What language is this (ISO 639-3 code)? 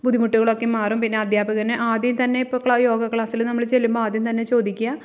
mal